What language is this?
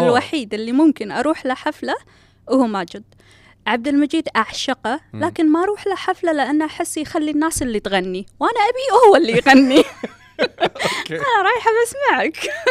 Arabic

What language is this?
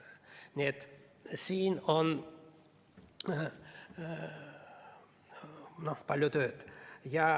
Estonian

